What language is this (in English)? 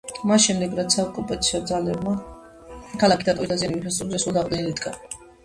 Georgian